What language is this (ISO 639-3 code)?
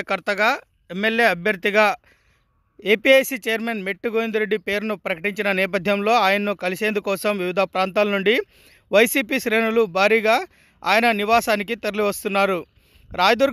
tel